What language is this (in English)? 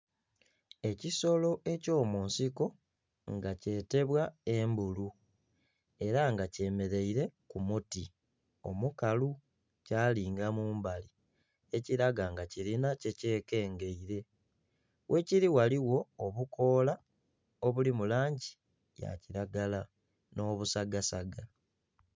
Soga